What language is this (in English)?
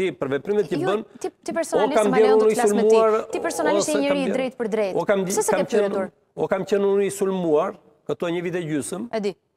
Romanian